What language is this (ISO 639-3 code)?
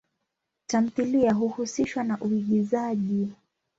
swa